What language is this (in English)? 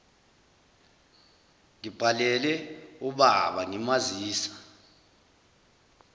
Zulu